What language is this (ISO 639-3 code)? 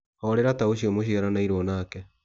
kik